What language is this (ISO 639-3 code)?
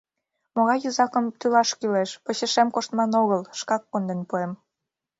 chm